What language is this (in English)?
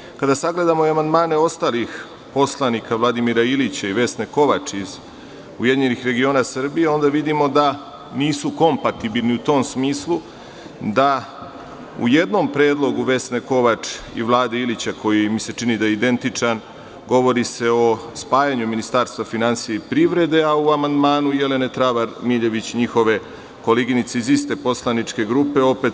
Serbian